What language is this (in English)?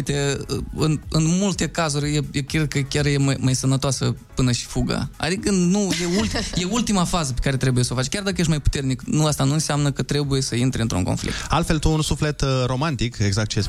Romanian